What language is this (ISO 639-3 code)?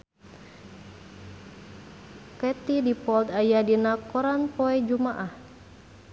sun